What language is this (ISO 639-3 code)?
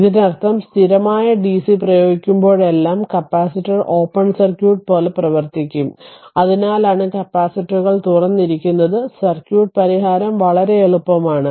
mal